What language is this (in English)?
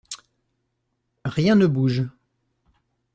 French